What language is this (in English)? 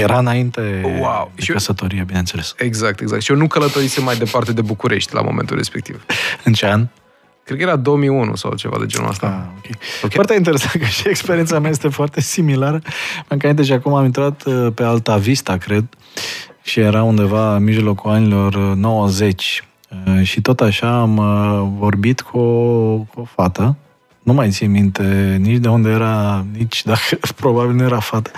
Romanian